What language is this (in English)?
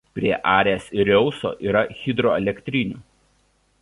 Lithuanian